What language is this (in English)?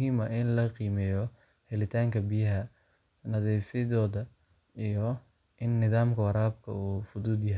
Somali